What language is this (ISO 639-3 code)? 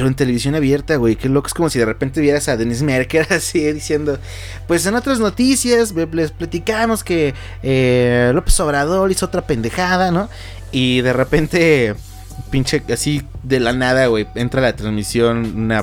spa